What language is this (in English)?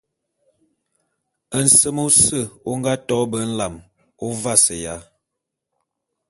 Bulu